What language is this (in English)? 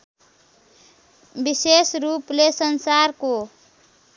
Nepali